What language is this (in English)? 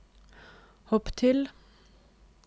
Norwegian